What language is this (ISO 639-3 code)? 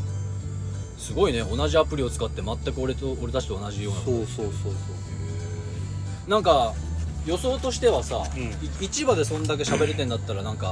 jpn